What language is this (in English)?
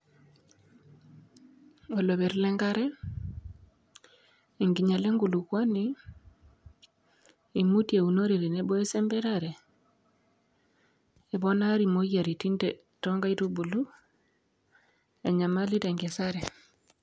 Masai